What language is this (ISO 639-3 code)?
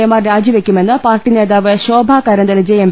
mal